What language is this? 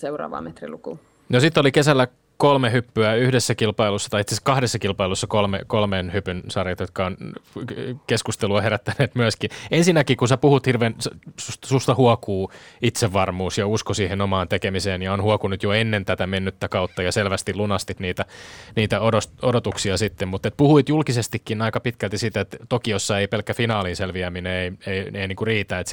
Finnish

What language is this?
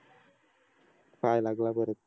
Marathi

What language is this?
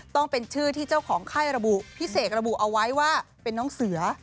Thai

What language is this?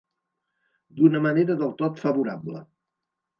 Catalan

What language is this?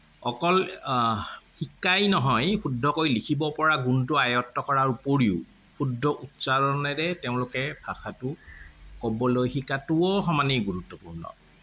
Assamese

